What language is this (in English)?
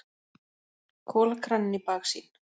Icelandic